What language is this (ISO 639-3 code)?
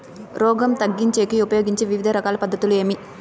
tel